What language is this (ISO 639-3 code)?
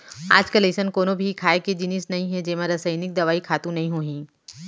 hne